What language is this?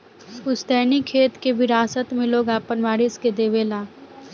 Bhojpuri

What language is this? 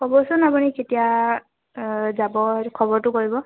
Assamese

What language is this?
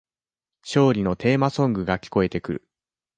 Japanese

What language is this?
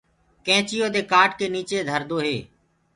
Gurgula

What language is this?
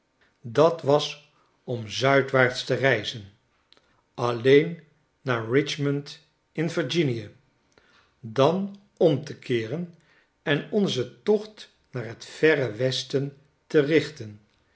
Dutch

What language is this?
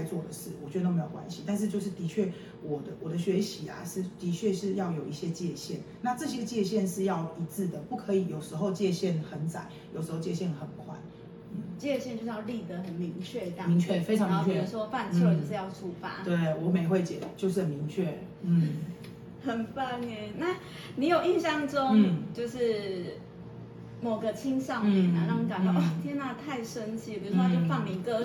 Chinese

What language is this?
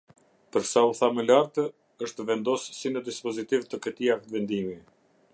Albanian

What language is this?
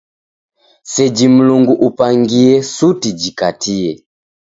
Taita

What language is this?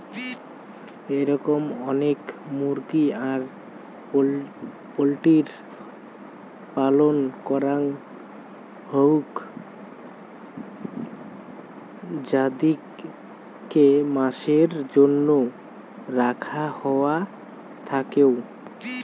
Bangla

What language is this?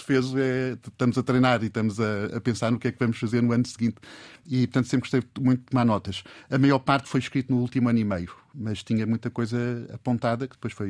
Portuguese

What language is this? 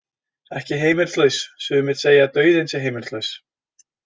Icelandic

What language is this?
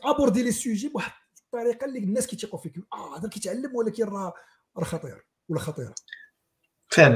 Arabic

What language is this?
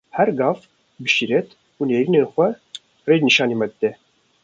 Kurdish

